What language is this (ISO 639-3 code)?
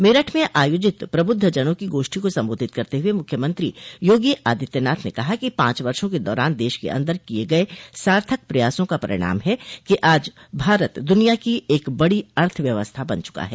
hin